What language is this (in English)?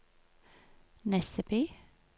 Norwegian